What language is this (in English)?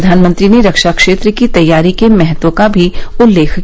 Hindi